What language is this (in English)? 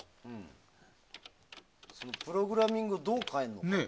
Japanese